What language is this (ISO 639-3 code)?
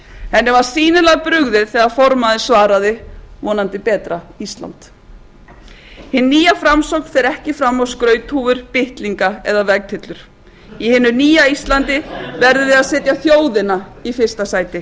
isl